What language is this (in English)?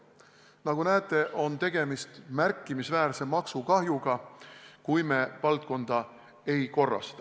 Estonian